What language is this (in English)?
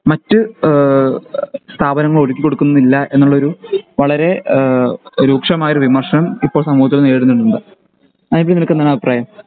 Malayalam